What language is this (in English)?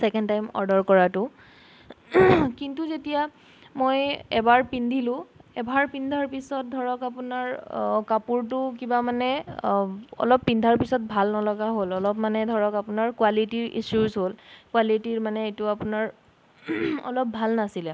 Assamese